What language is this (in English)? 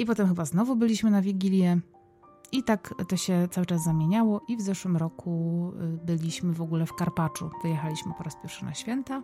Polish